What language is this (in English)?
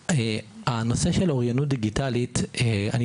Hebrew